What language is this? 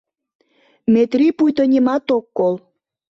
Mari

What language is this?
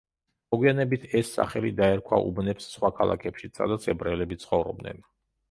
Georgian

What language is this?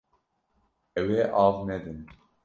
Kurdish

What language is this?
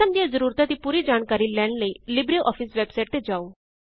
Punjabi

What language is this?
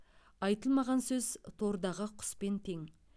Kazakh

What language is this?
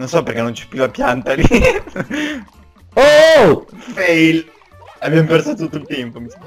Italian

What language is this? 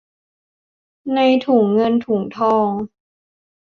Thai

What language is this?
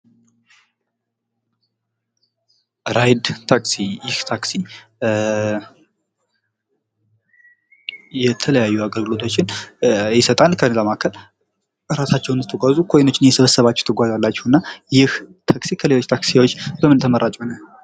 Amharic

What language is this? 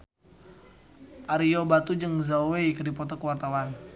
Sundanese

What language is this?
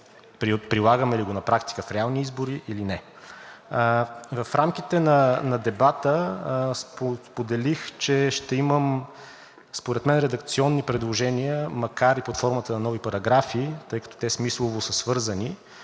Bulgarian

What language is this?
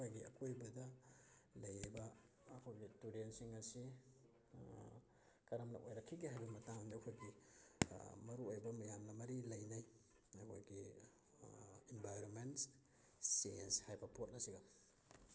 Manipuri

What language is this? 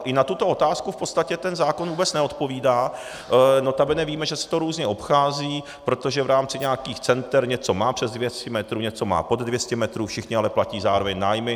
Czech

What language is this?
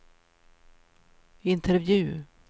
Swedish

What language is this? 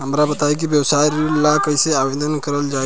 Bhojpuri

